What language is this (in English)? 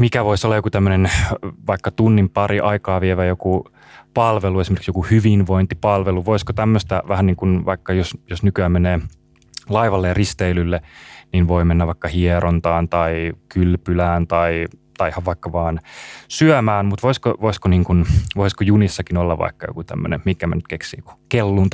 Finnish